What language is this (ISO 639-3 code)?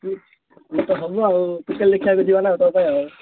ori